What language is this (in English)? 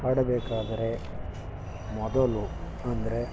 Kannada